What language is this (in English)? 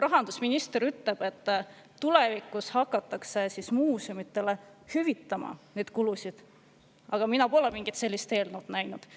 Estonian